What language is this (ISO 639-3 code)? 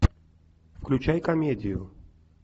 rus